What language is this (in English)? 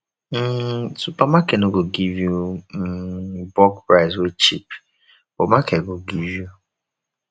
Nigerian Pidgin